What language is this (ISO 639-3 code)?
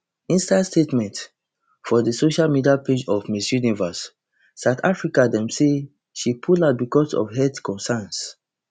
pcm